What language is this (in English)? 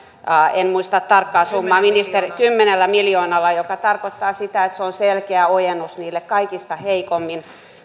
Finnish